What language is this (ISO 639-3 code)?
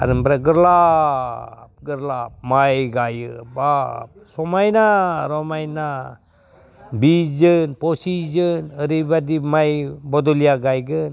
brx